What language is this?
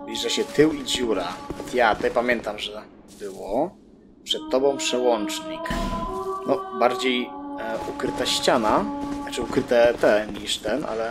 Polish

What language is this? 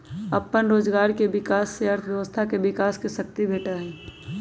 Magahi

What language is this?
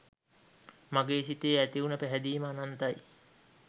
Sinhala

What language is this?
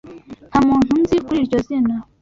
Kinyarwanda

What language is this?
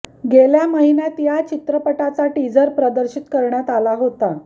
Marathi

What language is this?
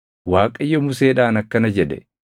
Oromo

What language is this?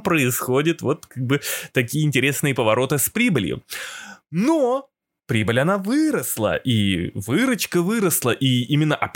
Russian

